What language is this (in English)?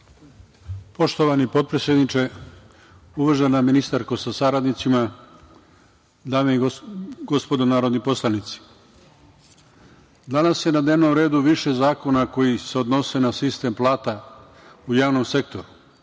Serbian